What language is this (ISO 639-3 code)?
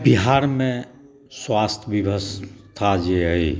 mai